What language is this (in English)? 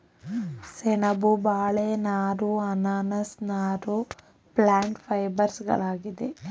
Kannada